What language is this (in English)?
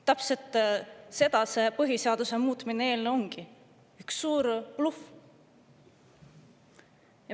Estonian